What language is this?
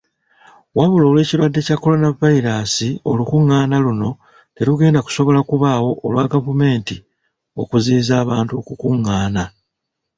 Ganda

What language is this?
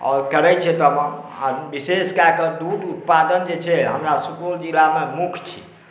Maithili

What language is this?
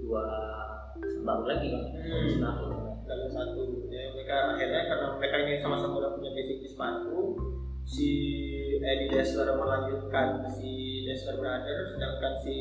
Indonesian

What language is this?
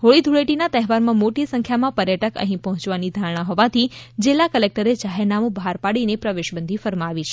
Gujarati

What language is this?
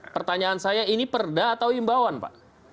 Indonesian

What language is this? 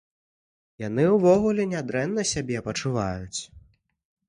Belarusian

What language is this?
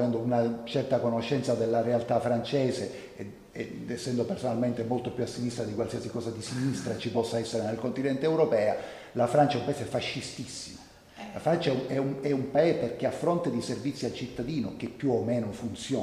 Italian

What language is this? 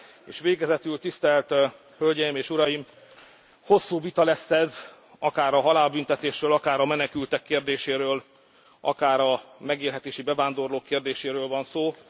Hungarian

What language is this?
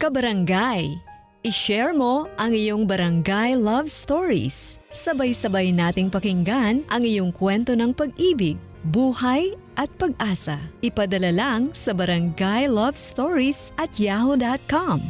Filipino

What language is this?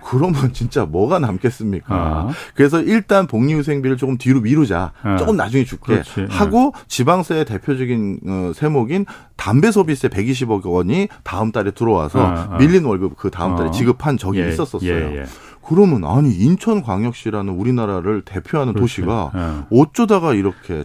Korean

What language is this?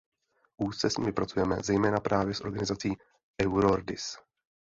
Czech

